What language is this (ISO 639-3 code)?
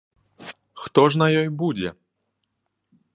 bel